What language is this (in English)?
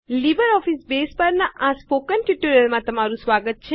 Gujarati